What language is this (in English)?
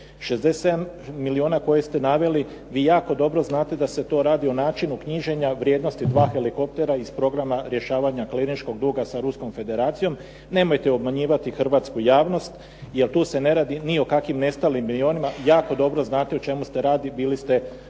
Croatian